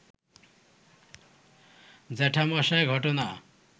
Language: Bangla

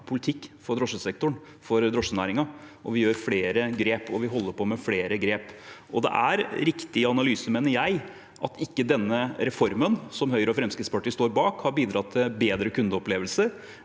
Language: Norwegian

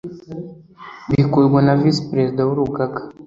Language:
Kinyarwanda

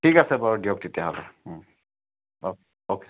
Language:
Assamese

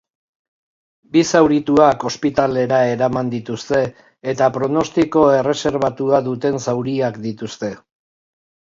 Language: Basque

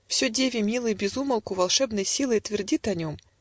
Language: Russian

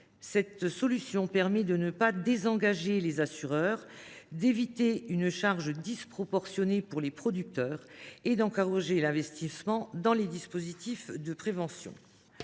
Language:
French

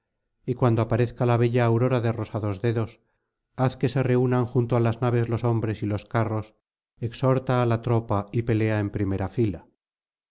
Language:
Spanish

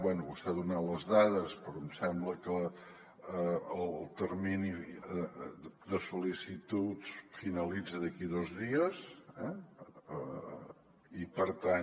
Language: Catalan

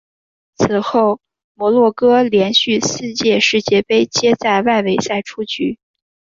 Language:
Chinese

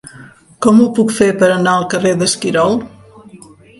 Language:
Catalan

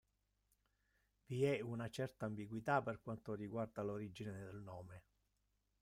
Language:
Italian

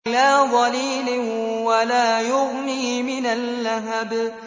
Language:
Arabic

